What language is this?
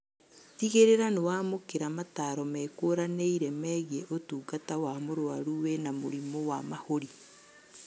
Kikuyu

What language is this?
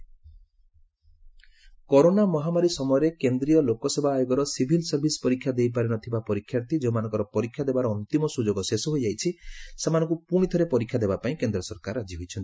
Odia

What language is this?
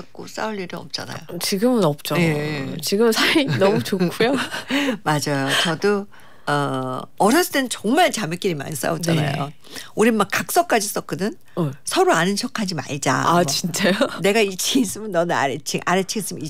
Korean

